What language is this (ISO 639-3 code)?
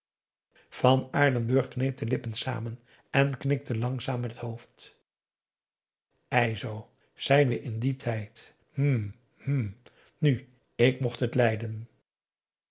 nld